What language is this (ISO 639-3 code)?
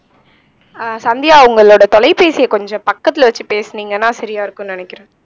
tam